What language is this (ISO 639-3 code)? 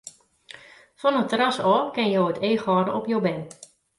fry